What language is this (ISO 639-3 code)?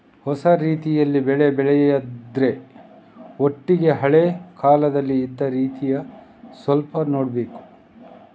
kan